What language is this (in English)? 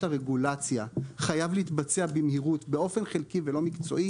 Hebrew